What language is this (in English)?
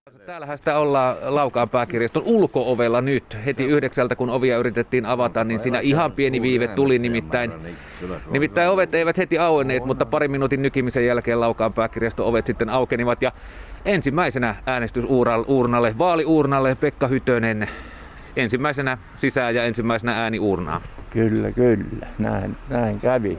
Finnish